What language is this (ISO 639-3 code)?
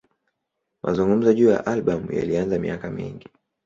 swa